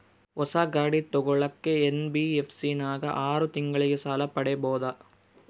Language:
Kannada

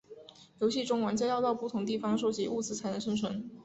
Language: Chinese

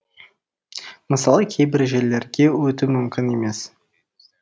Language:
Kazakh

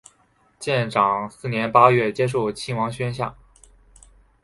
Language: Chinese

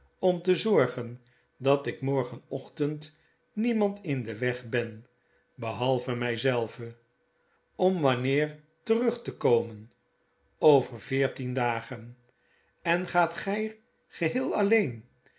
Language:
Dutch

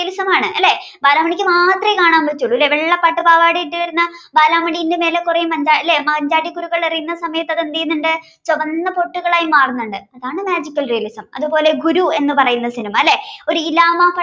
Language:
Malayalam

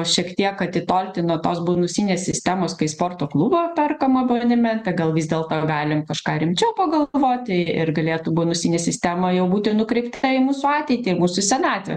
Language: Lithuanian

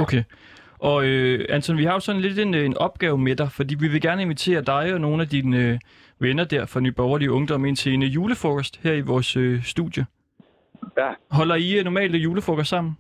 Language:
Danish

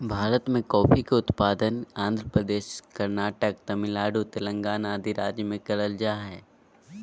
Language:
Magahi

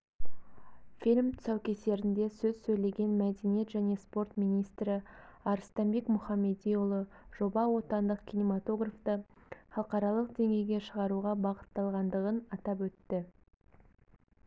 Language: Kazakh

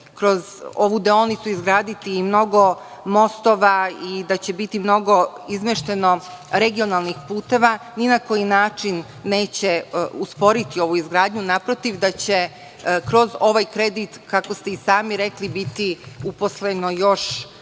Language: Serbian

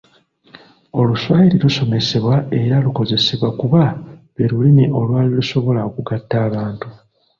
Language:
Ganda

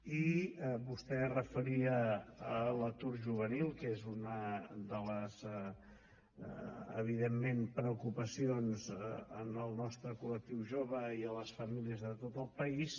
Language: Catalan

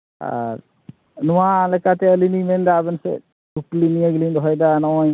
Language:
Santali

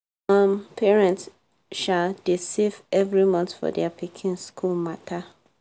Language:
Nigerian Pidgin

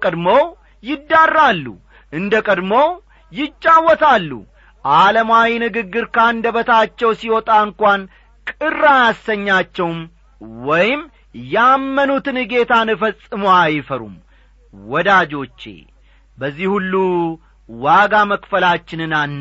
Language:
Amharic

